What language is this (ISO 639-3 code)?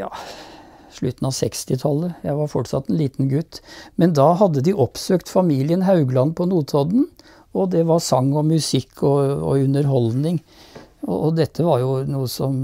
nor